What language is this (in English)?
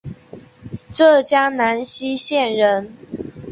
Chinese